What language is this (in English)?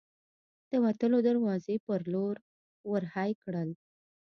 Pashto